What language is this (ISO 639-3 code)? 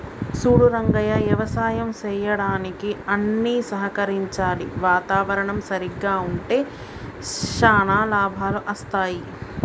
tel